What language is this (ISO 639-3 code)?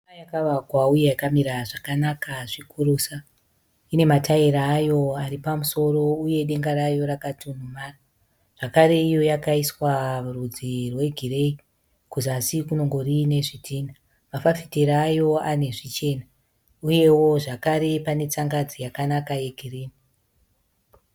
sna